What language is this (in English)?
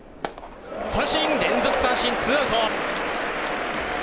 Japanese